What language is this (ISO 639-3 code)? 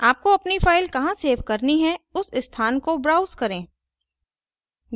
hin